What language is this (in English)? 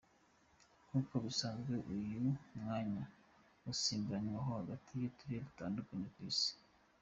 Kinyarwanda